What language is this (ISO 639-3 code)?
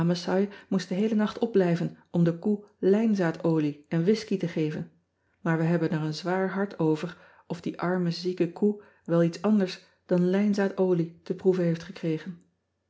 nld